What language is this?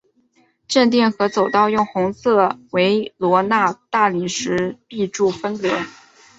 Chinese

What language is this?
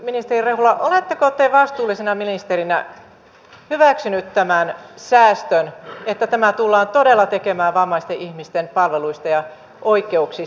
Finnish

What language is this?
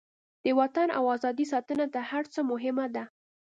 Pashto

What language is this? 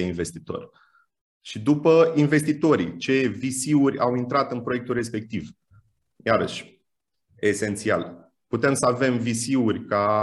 Romanian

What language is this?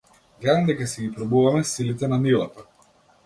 Macedonian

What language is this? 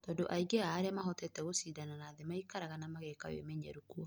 Kikuyu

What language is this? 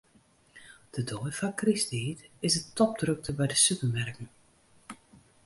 Western Frisian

